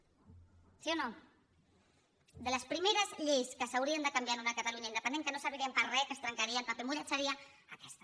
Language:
Catalan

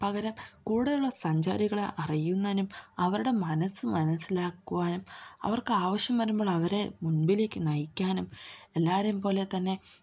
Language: Malayalam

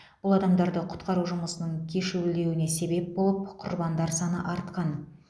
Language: Kazakh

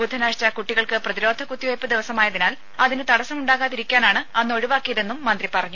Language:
Malayalam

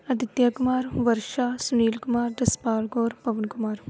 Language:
Punjabi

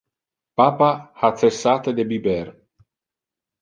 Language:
Interlingua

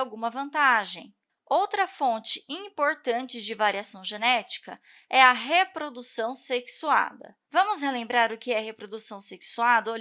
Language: Portuguese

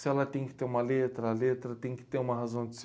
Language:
Portuguese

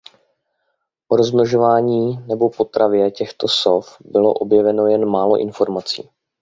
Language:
Czech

